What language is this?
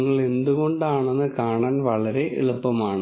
Malayalam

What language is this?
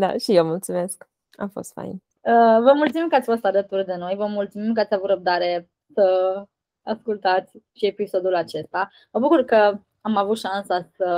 Romanian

